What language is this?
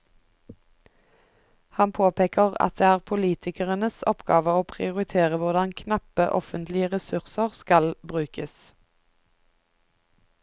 Norwegian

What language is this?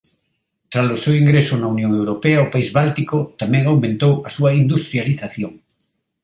Galician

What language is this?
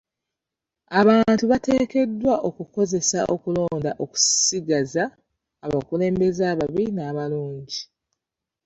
Ganda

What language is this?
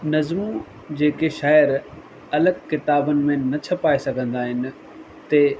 Sindhi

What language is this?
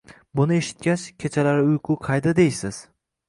Uzbek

